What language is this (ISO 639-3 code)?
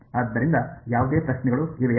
kan